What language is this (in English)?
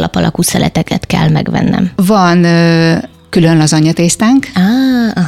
Hungarian